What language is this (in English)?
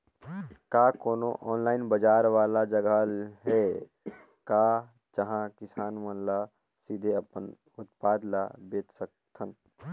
Chhattisgarhi